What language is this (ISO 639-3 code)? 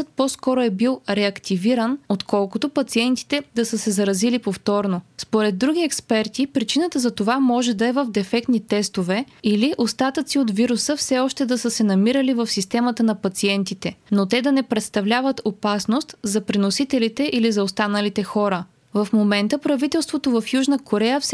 bul